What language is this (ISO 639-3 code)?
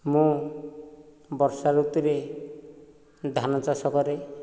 ori